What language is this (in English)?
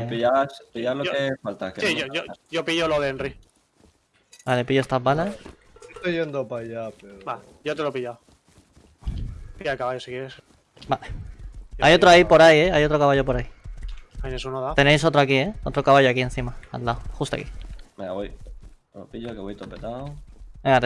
Spanish